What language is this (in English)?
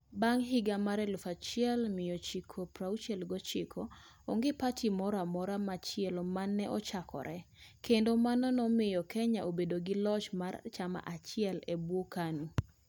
Luo (Kenya and Tanzania)